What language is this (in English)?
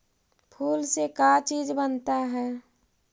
Magahi